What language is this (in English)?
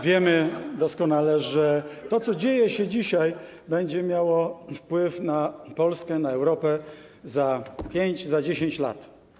Polish